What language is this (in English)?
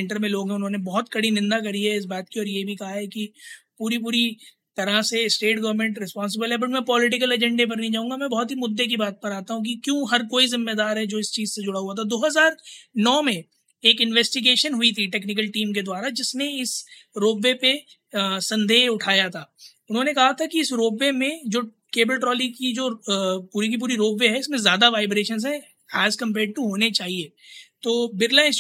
Hindi